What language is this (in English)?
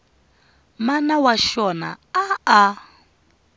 Tsonga